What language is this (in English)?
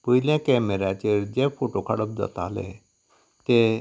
Konkani